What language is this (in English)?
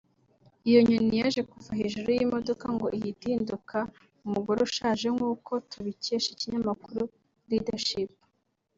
Kinyarwanda